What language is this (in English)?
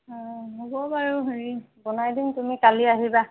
Assamese